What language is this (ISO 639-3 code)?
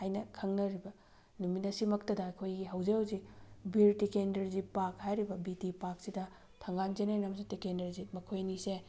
mni